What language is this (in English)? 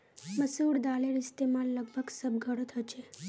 Magahi